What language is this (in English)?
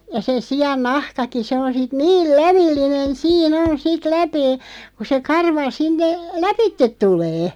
Finnish